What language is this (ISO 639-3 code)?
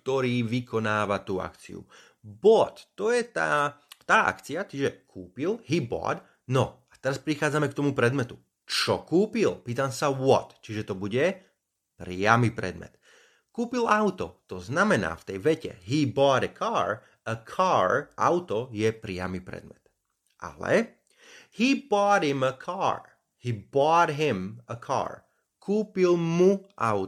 slk